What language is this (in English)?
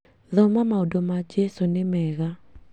Kikuyu